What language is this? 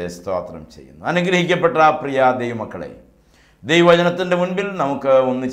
Arabic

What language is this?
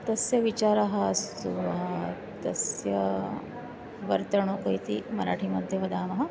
Sanskrit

